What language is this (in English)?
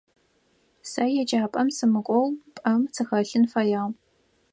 Adyghe